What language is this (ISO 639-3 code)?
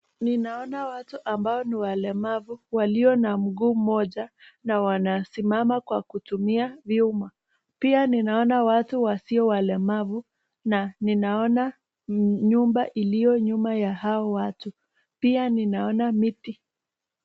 swa